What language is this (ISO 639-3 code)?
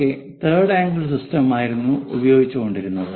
mal